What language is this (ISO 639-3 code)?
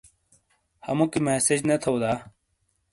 scl